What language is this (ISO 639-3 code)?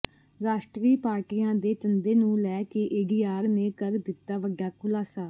pan